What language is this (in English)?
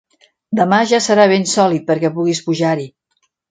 Catalan